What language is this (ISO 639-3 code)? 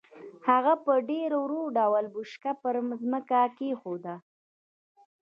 pus